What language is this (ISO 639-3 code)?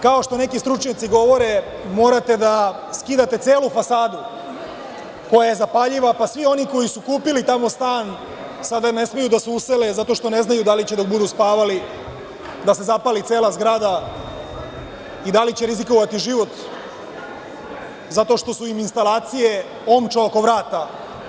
srp